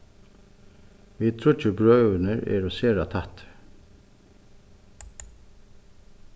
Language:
Faroese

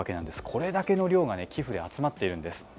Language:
Japanese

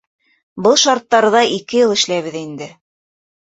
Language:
Bashkir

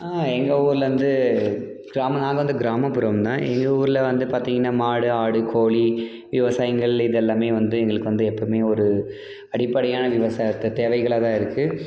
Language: Tamil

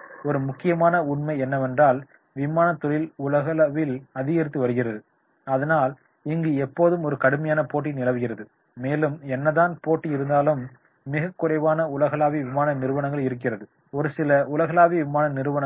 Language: Tamil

